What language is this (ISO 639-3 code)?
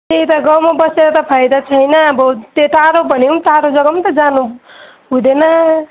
nep